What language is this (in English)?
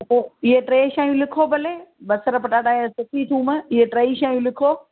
Sindhi